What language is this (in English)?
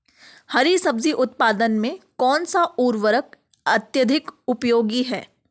Hindi